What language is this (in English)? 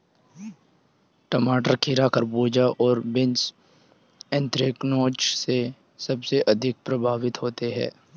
Hindi